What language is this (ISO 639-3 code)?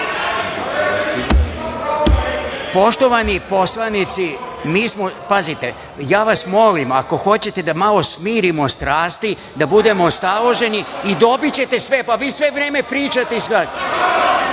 srp